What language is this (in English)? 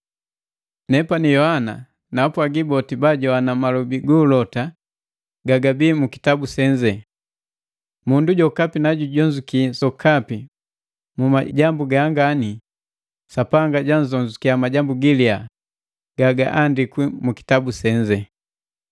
Matengo